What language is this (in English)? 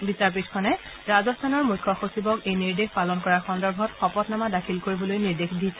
Assamese